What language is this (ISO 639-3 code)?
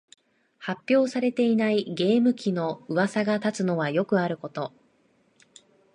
jpn